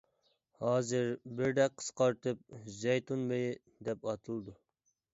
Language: Uyghur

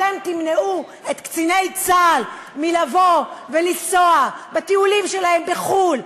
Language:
Hebrew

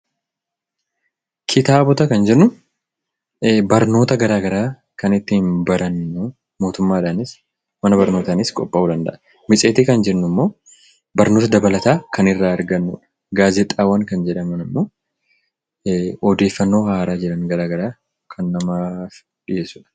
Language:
Oromo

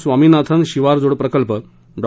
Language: Marathi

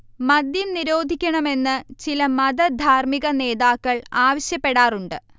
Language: Malayalam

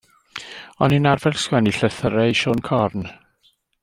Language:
Welsh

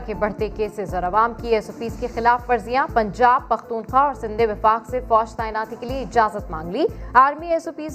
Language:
Urdu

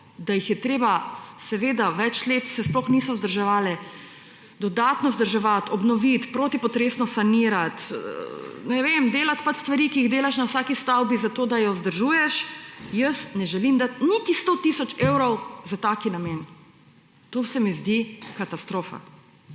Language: Slovenian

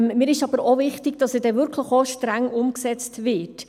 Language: Swiss German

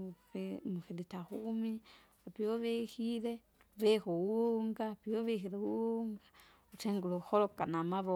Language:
Kinga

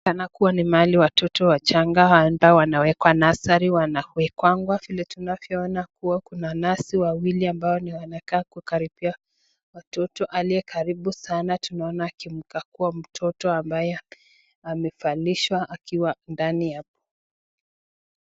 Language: Swahili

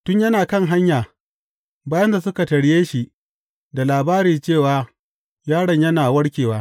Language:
Hausa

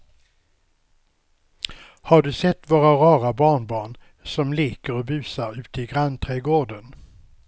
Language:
Swedish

